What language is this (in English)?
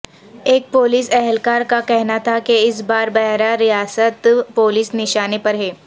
Urdu